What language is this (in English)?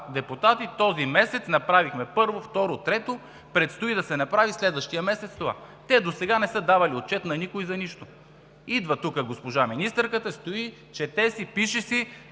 Bulgarian